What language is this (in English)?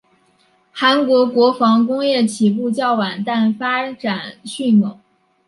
Chinese